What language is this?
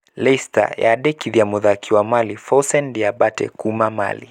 Kikuyu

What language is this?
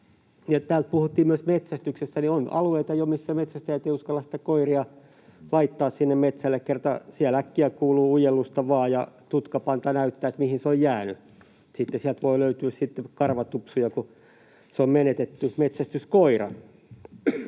Finnish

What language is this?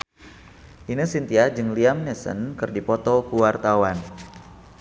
Sundanese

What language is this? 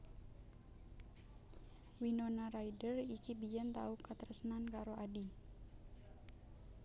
Javanese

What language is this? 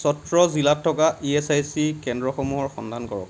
Assamese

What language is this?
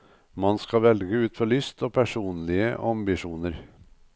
Norwegian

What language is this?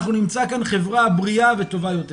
Hebrew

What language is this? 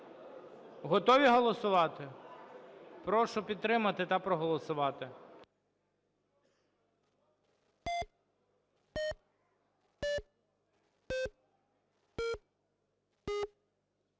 Ukrainian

